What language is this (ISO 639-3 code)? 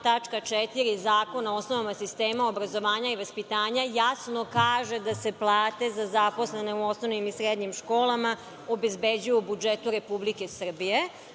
srp